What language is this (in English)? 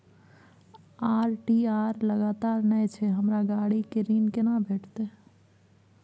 Maithili